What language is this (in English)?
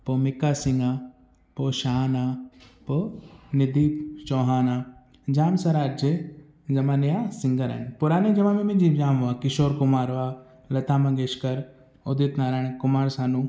Sindhi